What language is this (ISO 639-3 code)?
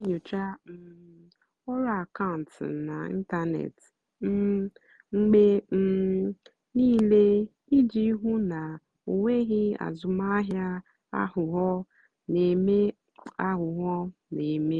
ibo